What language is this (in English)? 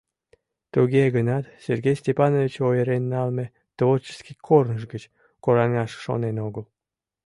Mari